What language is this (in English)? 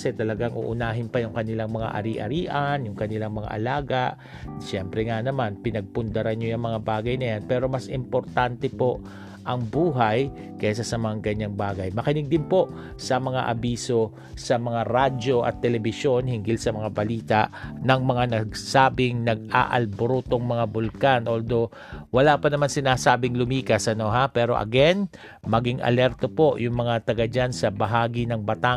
Filipino